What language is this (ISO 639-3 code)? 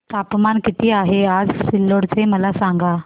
mar